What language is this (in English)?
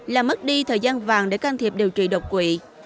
Vietnamese